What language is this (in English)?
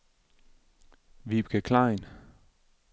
Danish